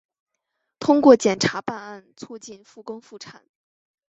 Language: Chinese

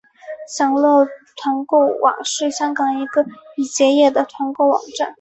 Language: Chinese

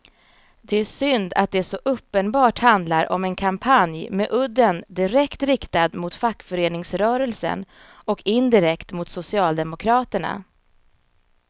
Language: Swedish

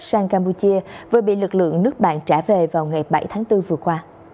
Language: Vietnamese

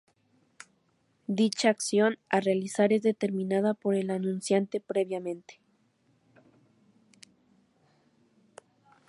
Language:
Spanish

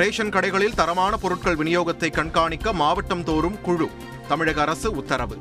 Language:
Tamil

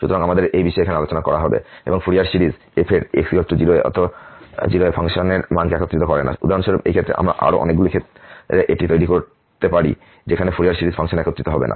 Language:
Bangla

